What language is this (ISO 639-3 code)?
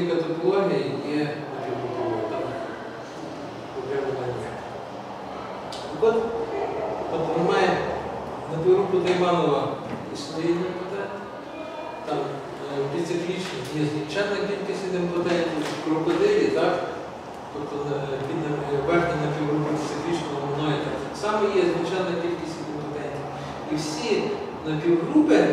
ukr